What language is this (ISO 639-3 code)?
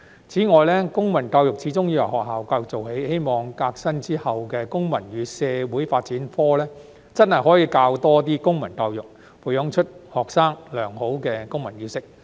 yue